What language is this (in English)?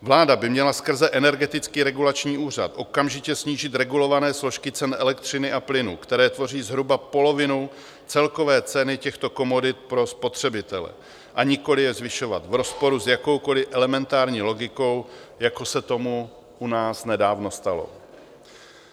Czech